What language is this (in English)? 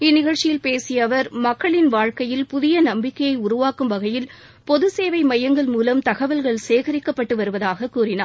Tamil